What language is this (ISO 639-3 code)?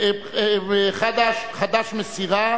heb